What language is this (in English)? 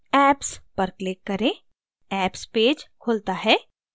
Hindi